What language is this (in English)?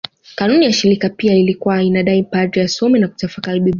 Swahili